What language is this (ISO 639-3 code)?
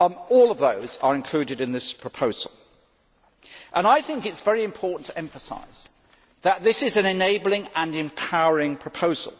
eng